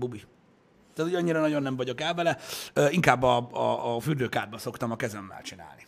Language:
Hungarian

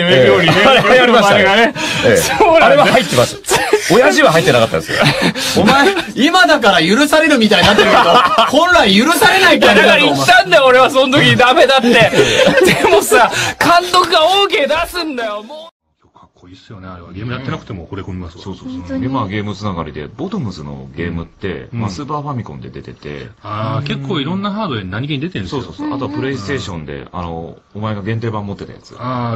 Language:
Japanese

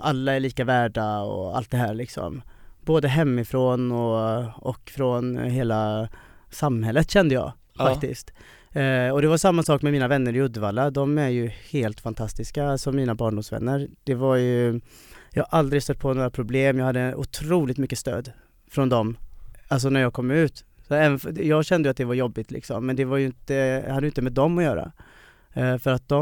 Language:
Swedish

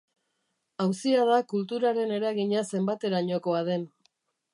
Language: Basque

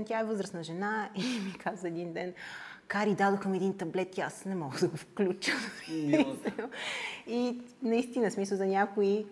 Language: Bulgarian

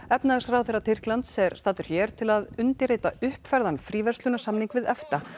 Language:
Icelandic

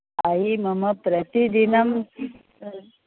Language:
Sanskrit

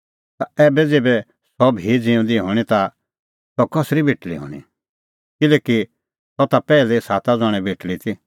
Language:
Kullu Pahari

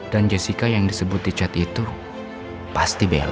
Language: Indonesian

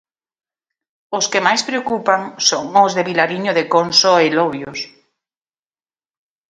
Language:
Galician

